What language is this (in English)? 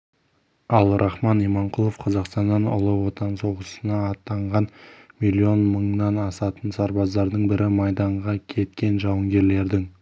Kazakh